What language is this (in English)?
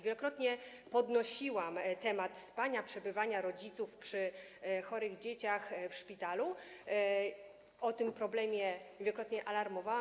Polish